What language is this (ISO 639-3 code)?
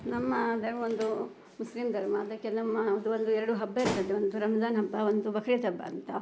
kan